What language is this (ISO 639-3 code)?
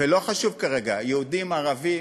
heb